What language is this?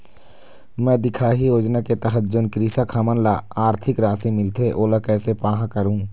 Chhattisgarhi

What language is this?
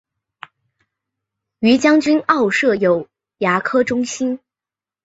Chinese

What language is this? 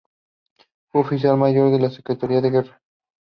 Spanish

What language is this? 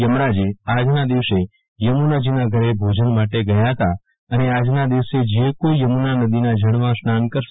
Gujarati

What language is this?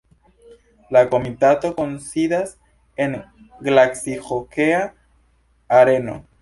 Esperanto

